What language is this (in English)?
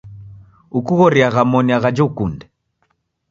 Taita